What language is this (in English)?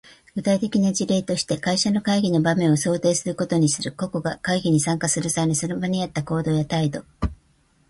Japanese